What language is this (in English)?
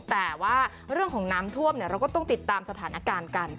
Thai